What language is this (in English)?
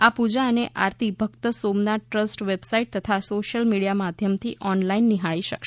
Gujarati